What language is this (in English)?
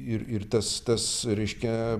Lithuanian